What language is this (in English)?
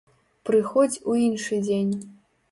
Belarusian